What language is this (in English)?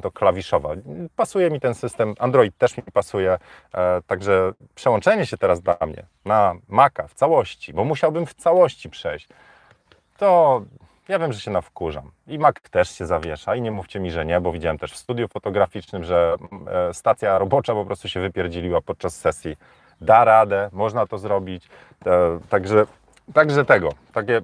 Polish